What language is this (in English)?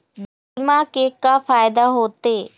Chhattisgarhi